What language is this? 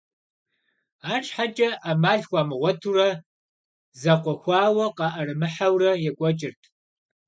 Kabardian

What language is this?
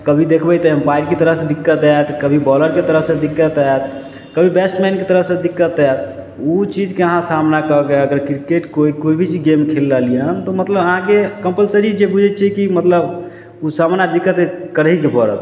Maithili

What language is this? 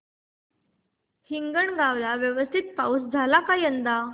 Marathi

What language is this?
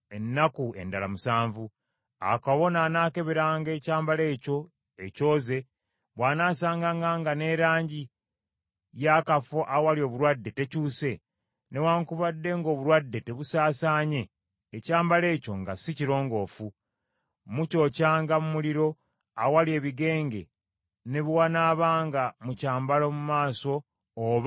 Ganda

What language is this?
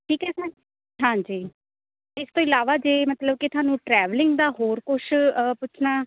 Punjabi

